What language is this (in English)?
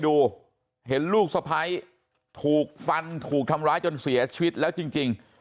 Thai